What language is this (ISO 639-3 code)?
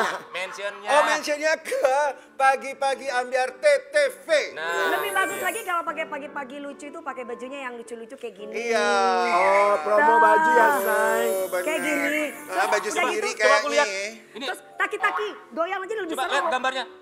ind